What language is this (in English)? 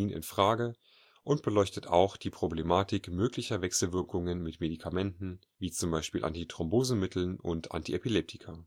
German